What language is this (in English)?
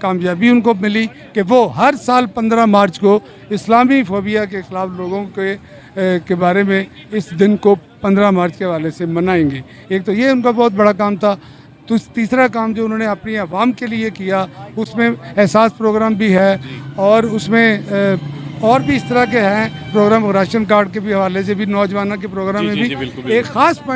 Hindi